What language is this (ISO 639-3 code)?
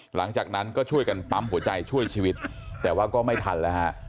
tha